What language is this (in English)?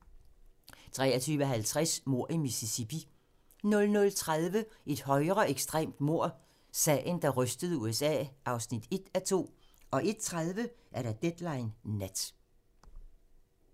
Danish